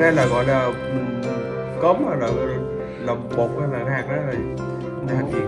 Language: Vietnamese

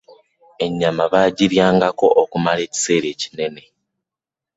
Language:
Ganda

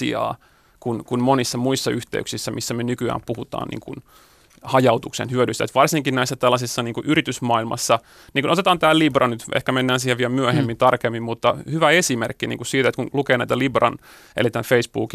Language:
Finnish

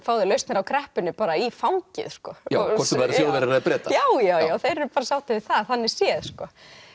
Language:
Icelandic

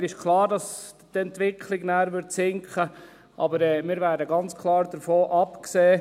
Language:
Swiss German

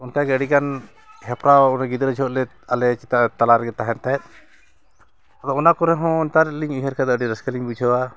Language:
Santali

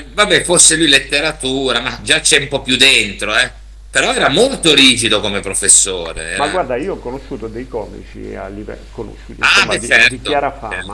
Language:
Italian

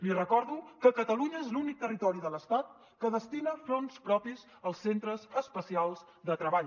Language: Catalan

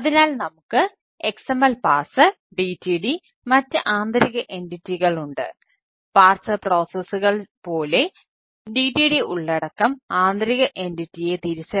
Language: Malayalam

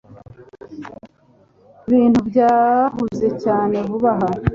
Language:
Kinyarwanda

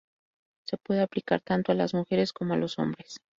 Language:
Spanish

